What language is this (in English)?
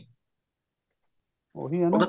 Punjabi